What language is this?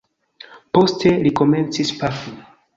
Esperanto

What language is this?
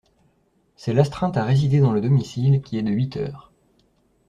French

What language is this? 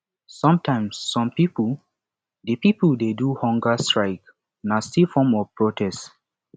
Nigerian Pidgin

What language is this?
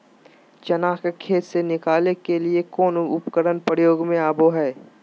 Magahi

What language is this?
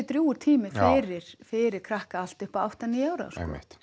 Icelandic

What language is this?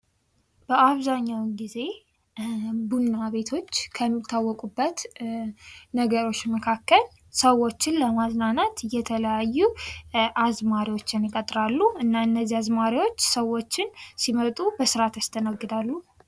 Amharic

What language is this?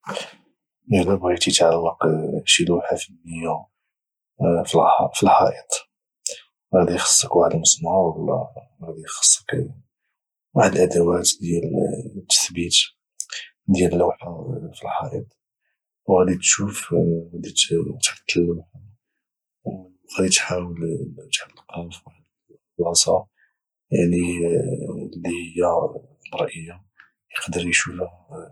Moroccan Arabic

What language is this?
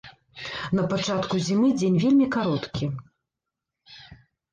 Belarusian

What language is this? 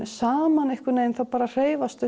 Icelandic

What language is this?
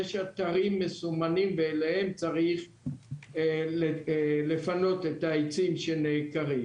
Hebrew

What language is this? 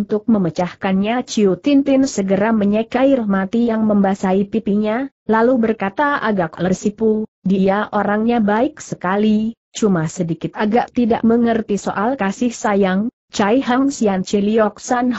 Indonesian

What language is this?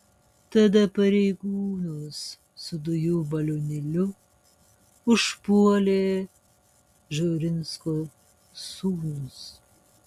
Lithuanian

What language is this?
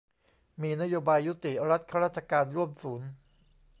Thai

